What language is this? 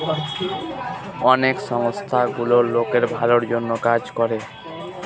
Bangla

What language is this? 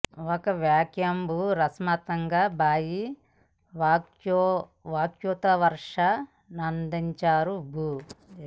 Telugu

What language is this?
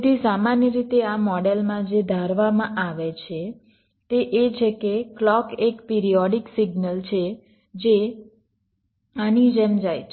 Gujarati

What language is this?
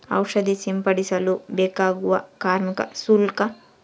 Kannada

